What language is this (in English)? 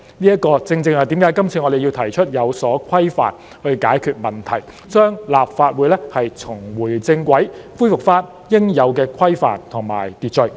Cantonese